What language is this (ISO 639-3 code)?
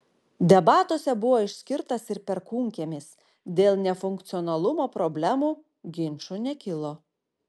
lit